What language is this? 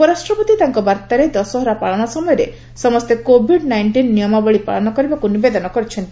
Odia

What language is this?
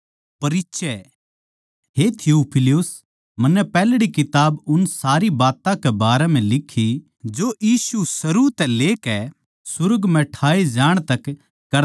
Haryanvi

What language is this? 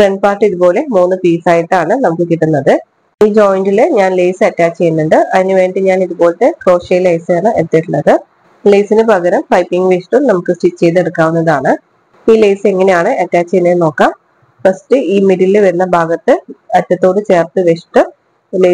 Malayalam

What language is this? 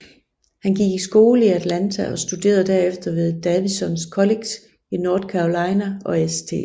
Danish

